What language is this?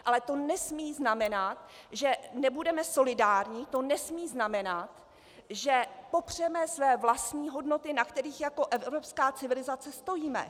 Czech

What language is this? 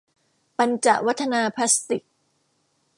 Thai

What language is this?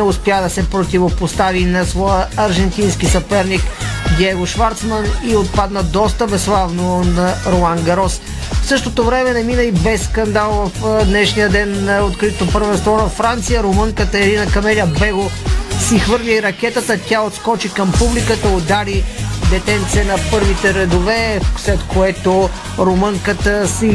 Bulgarian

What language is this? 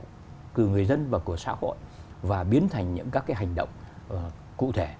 Vietnamese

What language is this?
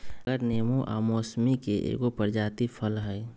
Magahi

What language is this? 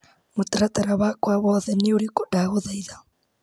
Kikuyu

